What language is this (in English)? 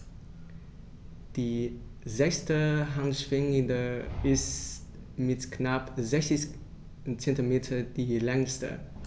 German